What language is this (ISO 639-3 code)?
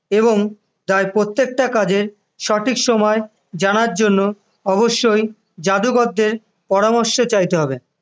ben